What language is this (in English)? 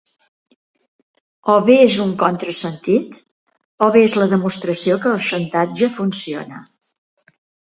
Catalan